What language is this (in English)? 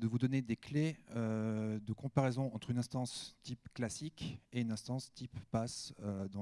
French